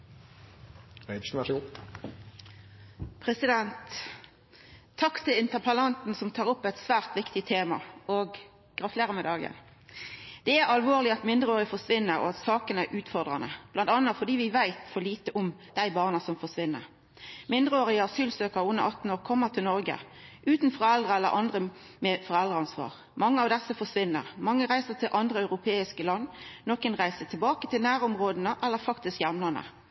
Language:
Norwegian Nynorsk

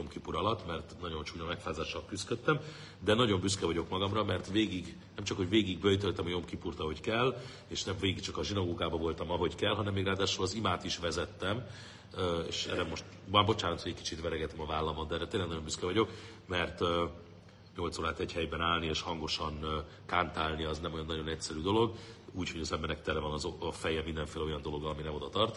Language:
Hungarian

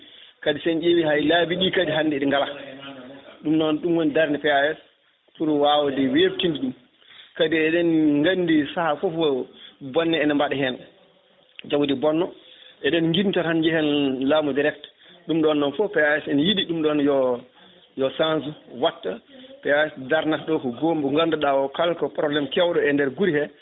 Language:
Fula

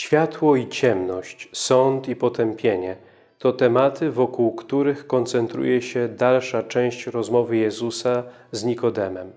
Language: Polish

